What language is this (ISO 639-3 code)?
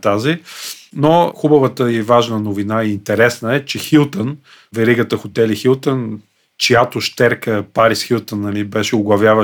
bul